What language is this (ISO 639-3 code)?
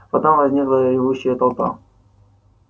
rus